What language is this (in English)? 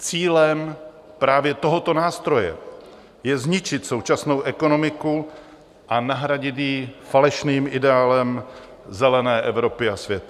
Czech